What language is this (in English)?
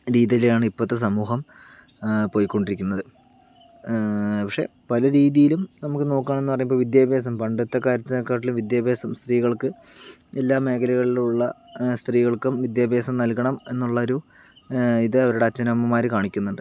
Malayalam